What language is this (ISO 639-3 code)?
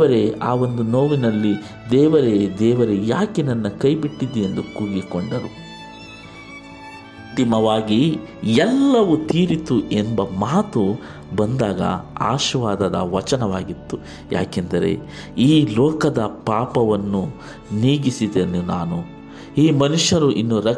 kan